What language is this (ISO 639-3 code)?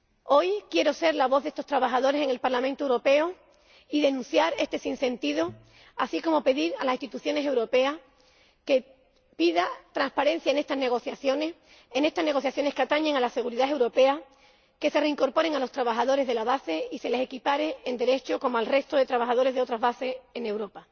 spa